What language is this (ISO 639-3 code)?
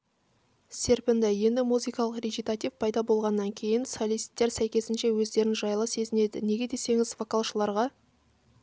kaz